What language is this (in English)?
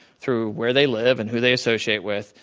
English